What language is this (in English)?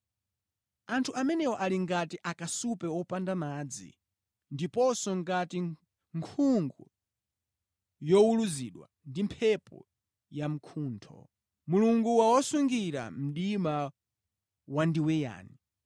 Nyanja